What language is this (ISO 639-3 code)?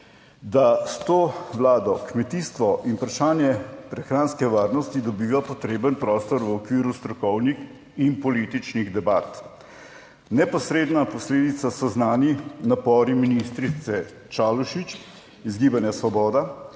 slv